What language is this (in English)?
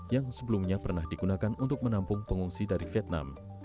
Indonesian